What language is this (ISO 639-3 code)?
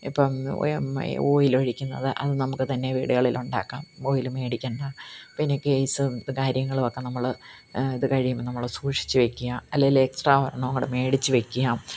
mal